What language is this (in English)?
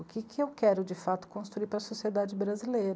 Portuguese